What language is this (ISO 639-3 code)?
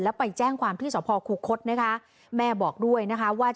tha